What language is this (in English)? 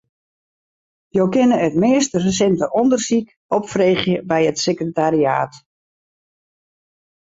Western Frisian